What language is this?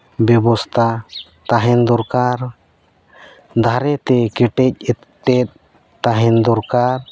Santali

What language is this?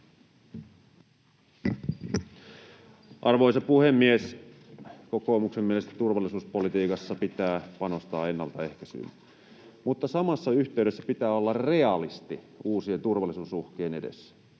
Finnish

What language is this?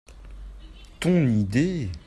French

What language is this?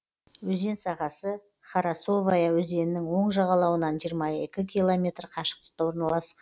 Kazakh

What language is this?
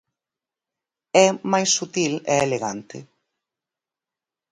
Galician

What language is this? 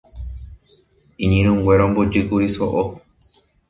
Guarani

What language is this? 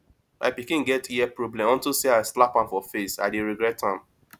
Nigerian Pidgin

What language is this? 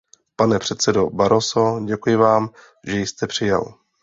Czech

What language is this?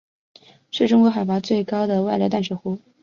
Chinese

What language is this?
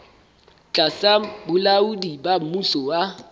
Southern Sotho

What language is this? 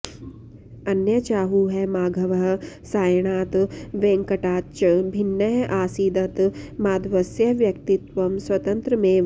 Sanskrit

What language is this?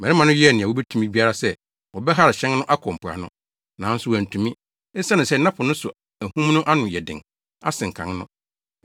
Akan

